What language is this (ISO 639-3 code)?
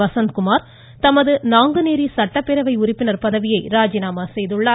tam